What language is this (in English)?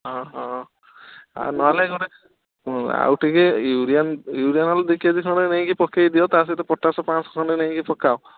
Odia